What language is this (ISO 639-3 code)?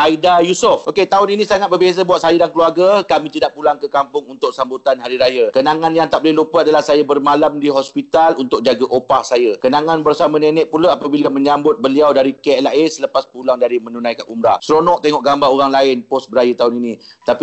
msa